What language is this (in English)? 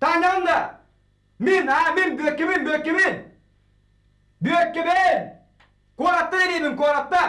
Turkish